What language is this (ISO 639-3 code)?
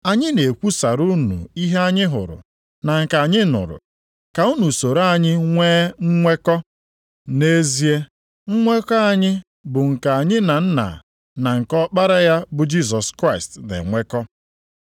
ibo